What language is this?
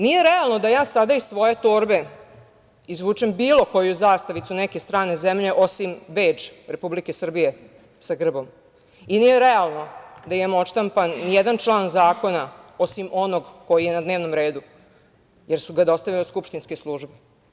Serbian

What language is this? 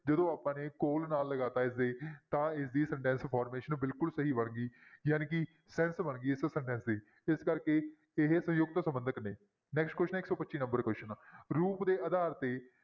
Punjabi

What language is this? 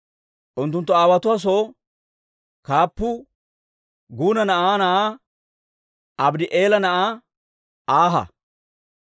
Dawro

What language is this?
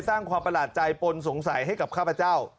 Thai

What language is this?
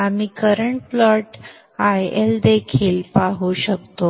Marathi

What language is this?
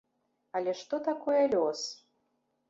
Belarusian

